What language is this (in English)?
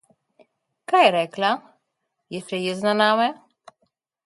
Slovenian